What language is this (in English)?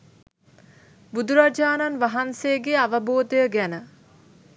Sinhala